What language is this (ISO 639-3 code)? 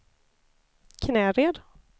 swe